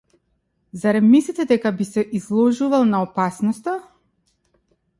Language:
Macedonian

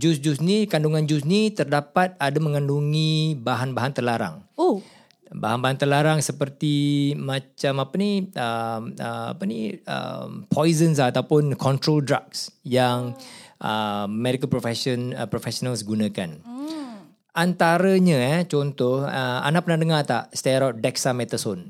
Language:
Malay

